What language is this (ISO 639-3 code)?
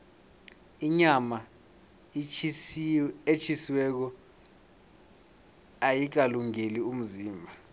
nbl